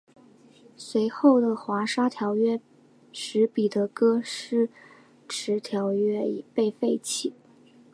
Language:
Chinese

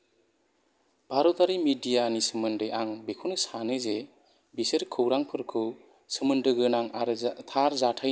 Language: Bodo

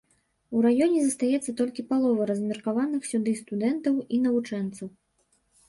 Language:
Belarusian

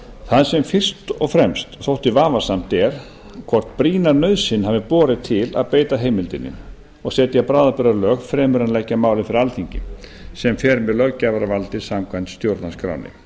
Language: Icelandic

